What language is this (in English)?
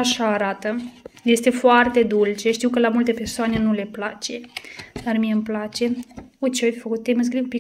Romanian